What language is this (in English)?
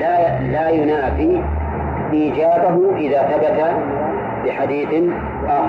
Arabic